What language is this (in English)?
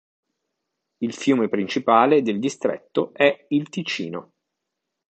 Italian